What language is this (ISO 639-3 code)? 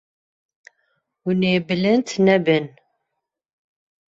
kur